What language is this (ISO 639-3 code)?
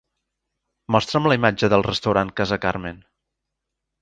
cat